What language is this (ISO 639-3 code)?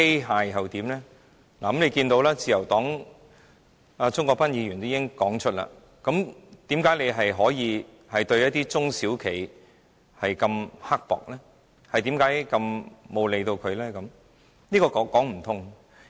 yue